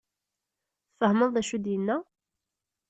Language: Kabyle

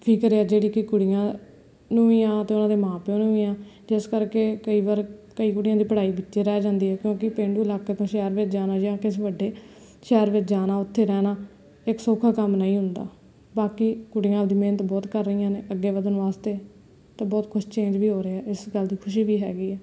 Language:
Punjabi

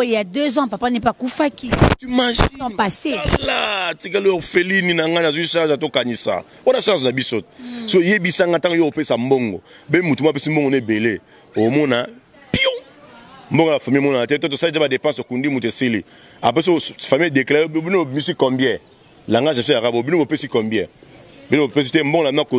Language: French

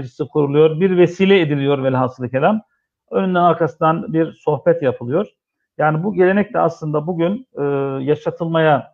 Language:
Turkish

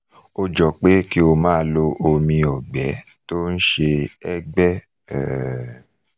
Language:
Yoruba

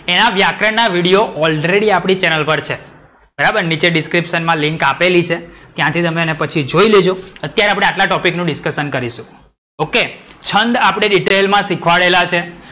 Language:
Gujarati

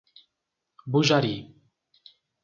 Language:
Portuguese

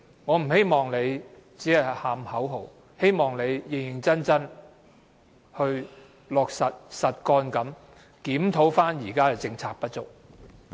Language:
Cantonese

